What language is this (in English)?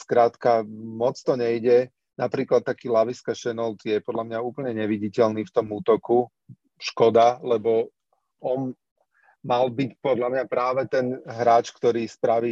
Slovak